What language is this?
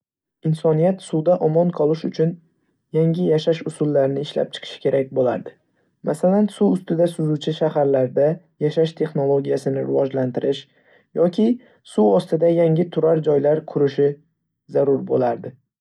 Uzbek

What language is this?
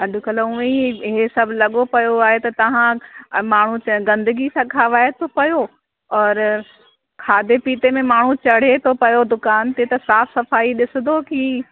Sindhi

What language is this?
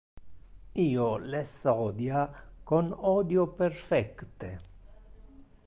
Interlingua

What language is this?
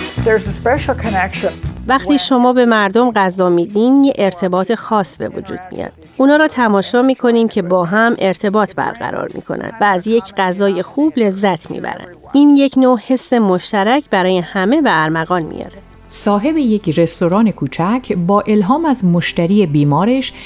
Persian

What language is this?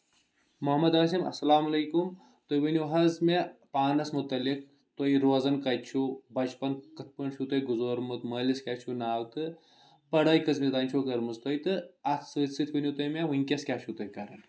Kashmiri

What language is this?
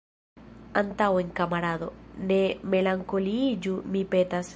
Esperanto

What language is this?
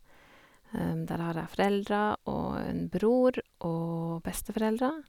Norwegian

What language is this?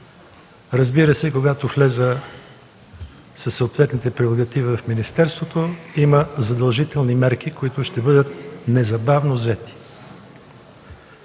Bulgarian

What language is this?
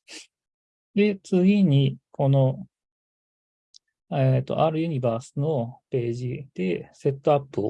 Japanese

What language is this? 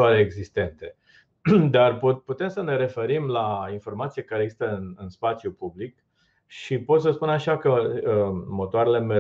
Romanian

